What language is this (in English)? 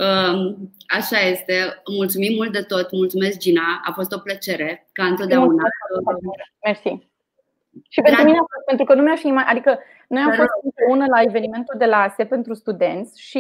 Romanian